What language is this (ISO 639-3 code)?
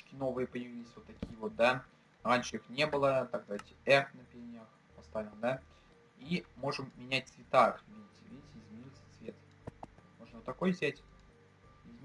rus